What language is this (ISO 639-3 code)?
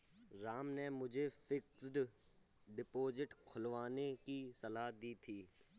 hin